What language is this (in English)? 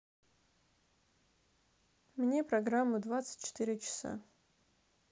Russian